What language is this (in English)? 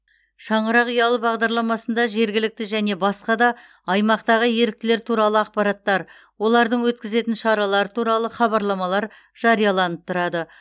Kazakh